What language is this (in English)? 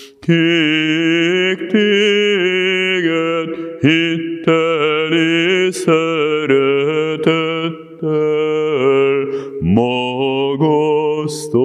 Hungarian